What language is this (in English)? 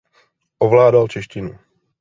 Czech